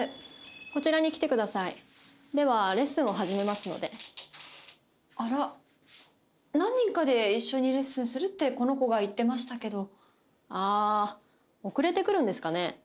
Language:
Japanese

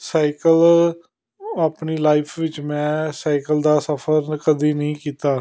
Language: Punjabi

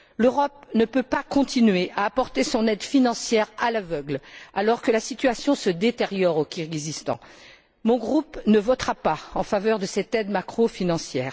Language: French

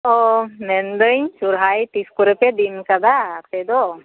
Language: Santali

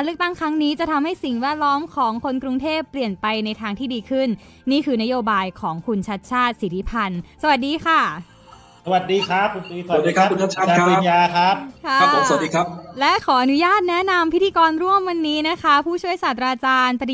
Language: Thai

